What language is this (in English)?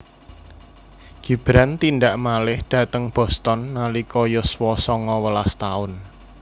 Javanese